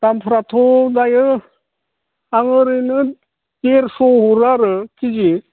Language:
Bodo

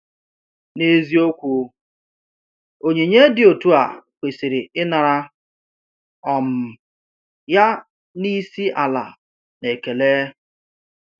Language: Igbo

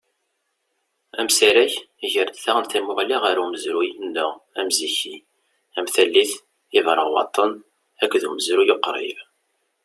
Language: Kabyle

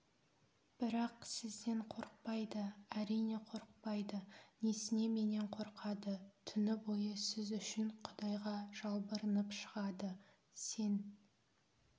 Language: Kazakh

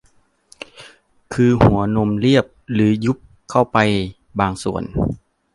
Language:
Thai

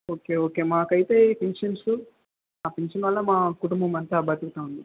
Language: Telugu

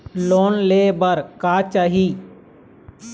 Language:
Chhattisgarhi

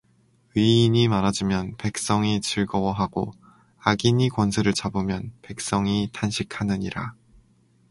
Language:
Korean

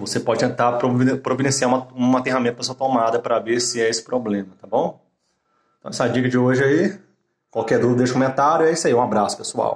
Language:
Portuguese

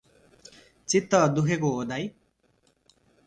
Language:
Nepali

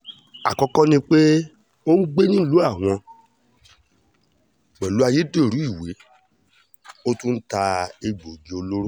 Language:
Yoruba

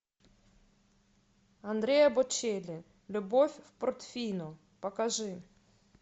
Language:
Russian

